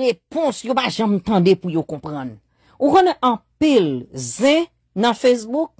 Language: French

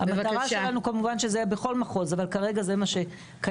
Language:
Hebrew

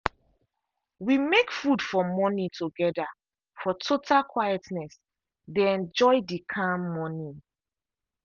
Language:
Nigerian Pidgin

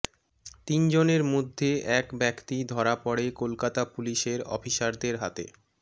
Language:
Bangla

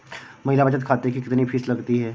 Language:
Hindi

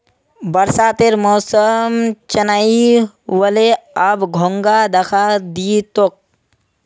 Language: Magahi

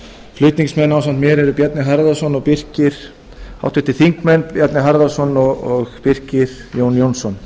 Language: Icelandic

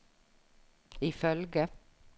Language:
Norwegian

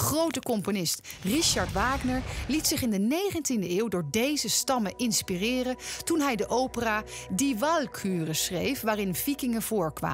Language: Dutch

